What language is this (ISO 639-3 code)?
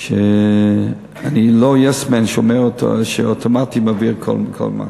heb